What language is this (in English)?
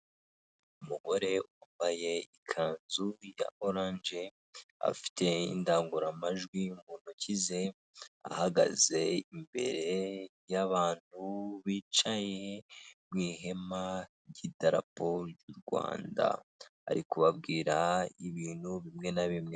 Kinyarwanda